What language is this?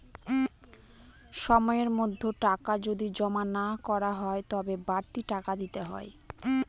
Bangla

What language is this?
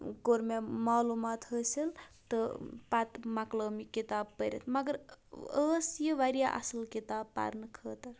Kashmiri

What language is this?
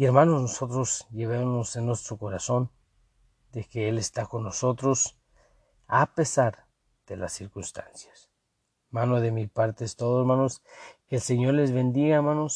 Spanish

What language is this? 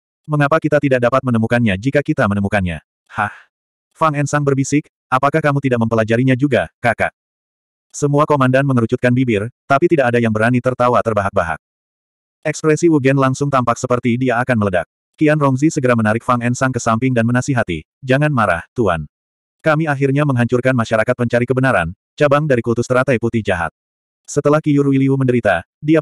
Indonesian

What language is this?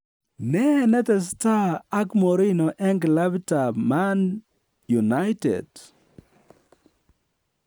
Kalenjin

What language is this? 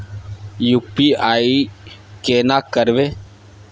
Maithili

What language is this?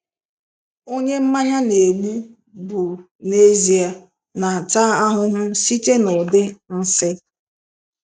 Igbo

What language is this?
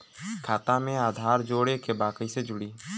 Bhojpuri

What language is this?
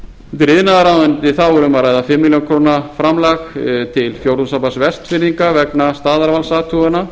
Icelandic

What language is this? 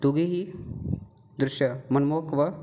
Marathi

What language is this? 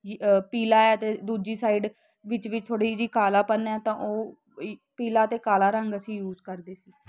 Punjabi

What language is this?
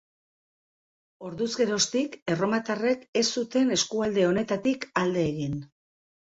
Basque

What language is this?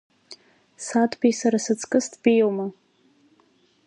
Abkhazian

